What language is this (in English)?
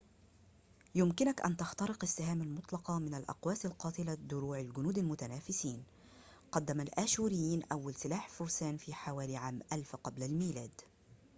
Arabic